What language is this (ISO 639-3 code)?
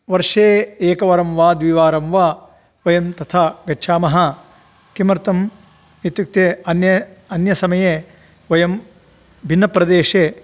san